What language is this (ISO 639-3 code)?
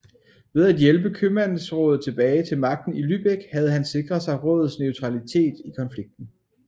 dan